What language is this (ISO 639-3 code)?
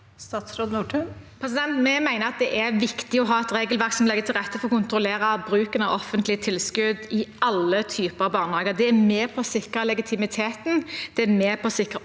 nor